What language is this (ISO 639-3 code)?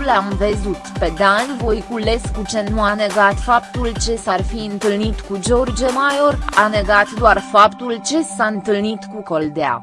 ron